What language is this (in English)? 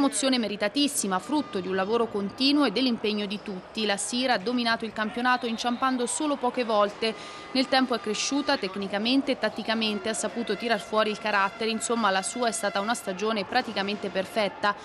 Italian